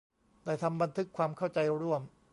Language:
Thai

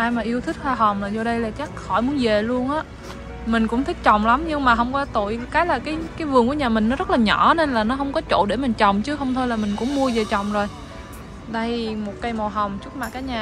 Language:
Vietnamese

